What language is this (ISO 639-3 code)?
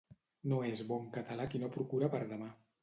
cat